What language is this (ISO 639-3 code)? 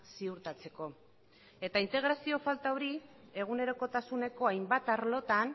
eus